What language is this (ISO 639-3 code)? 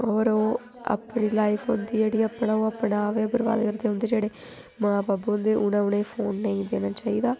doi